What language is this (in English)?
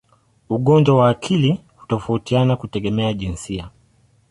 Swahili